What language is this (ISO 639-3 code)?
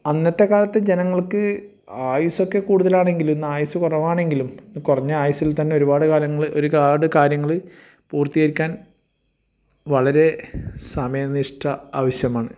mal